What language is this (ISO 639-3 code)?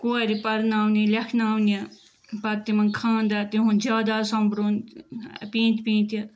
kas